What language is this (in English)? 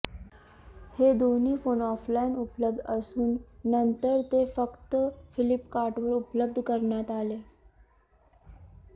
Marathi